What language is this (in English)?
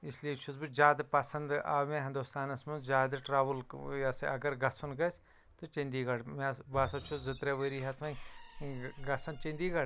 Kashmiri